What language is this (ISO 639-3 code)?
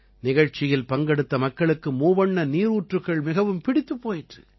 tam